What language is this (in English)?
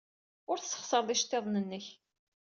Kabyle